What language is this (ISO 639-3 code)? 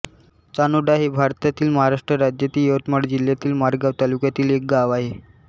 mar